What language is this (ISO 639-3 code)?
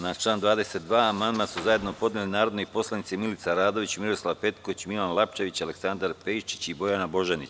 srp